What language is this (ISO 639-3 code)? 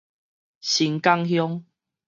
nan